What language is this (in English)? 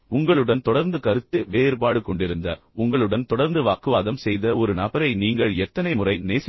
Tamil